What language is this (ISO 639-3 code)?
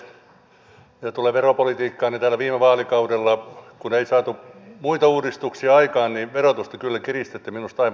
fin